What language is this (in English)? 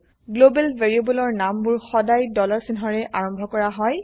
Assamese